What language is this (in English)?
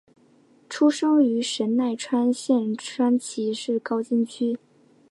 Chinese